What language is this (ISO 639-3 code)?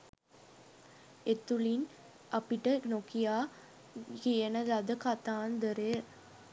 sin